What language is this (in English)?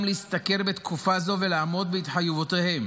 Hebrew